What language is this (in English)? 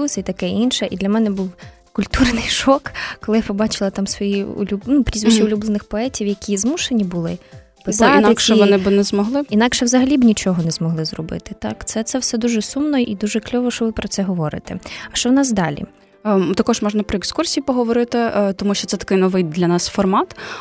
Ukrainian